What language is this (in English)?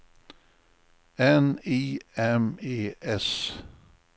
Swedish